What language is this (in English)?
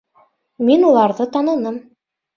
Bashkir